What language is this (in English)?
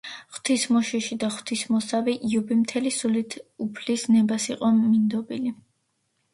Georgian